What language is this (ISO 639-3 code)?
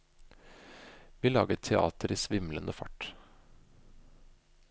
nor